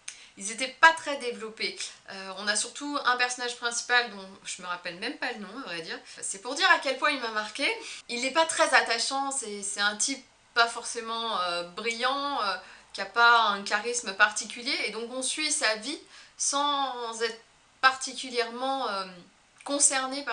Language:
French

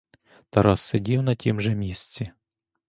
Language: Ukrainian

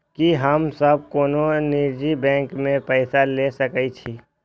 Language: Maithili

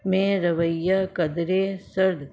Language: Urdu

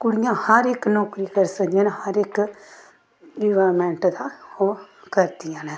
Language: Dogri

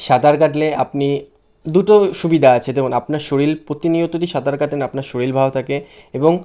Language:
Bangla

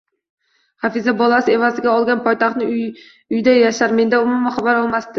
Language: Uzbek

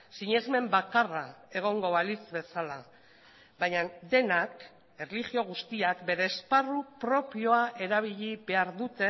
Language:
Basque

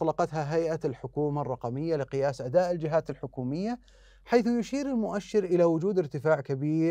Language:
Arabic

